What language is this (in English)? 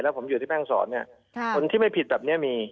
Thai